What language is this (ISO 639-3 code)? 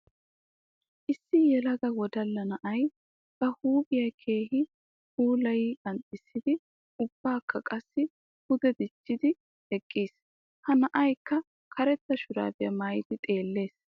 wal